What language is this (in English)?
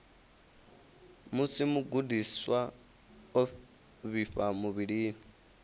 Venda